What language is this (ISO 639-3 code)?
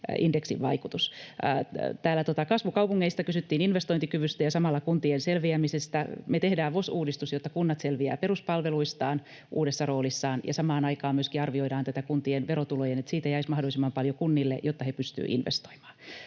fin